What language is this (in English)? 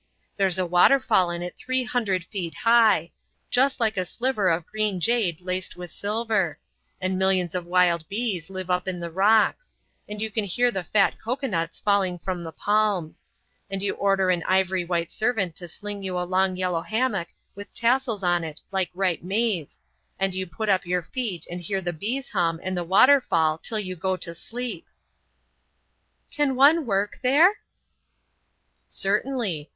English